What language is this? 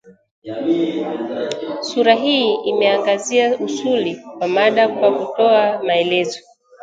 Swahili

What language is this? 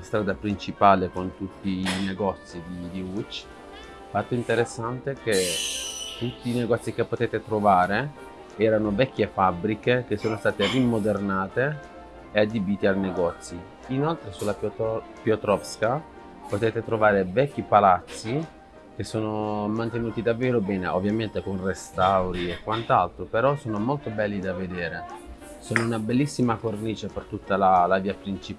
Italian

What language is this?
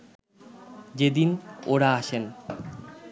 Bangla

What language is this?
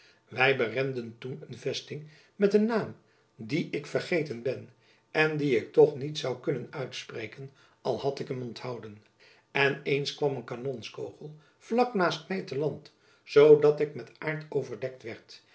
Dutch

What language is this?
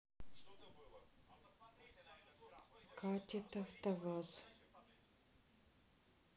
Russian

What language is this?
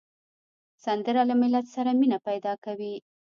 Pashto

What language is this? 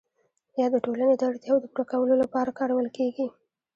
Pashto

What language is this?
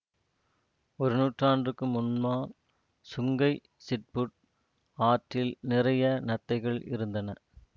Tamil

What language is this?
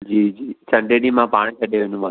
Sindhi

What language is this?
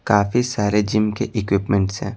Hindi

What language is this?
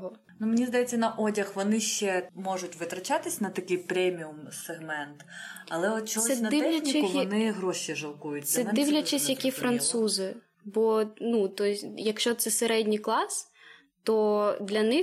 Ukrainian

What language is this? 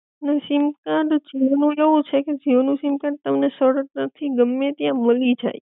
Gujarati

